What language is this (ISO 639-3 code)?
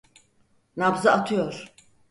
tur